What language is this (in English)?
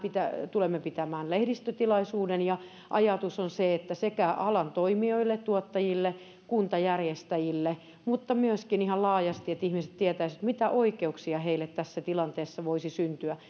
Finnish